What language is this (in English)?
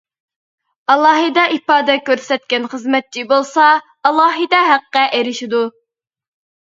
Uyghur